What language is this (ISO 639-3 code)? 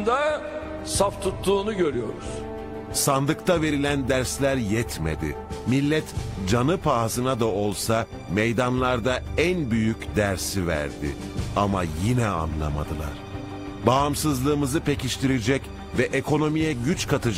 tur